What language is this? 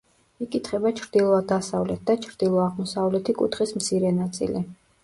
Georgian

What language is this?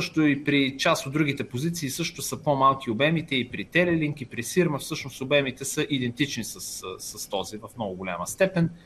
Bulgarian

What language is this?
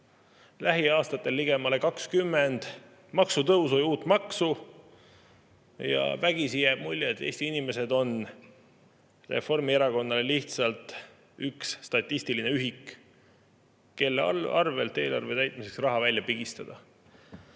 Estonian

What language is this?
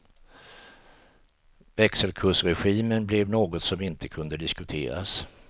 Swedish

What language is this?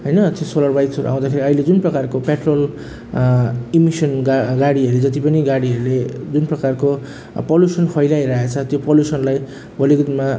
Nepali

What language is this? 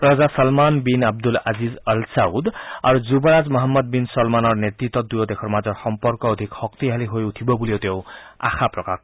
Assamese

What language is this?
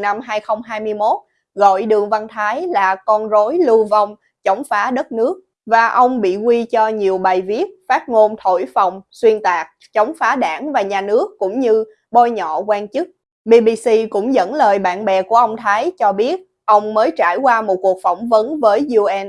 Vietnamese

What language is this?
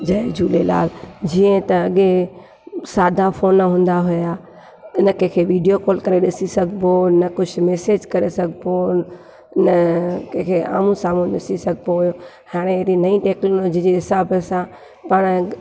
Sindhi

